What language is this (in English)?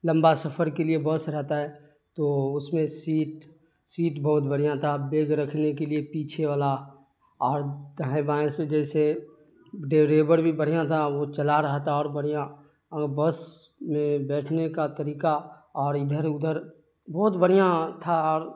Urdu